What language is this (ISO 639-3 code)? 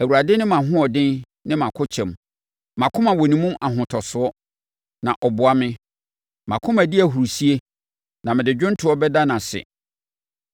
aka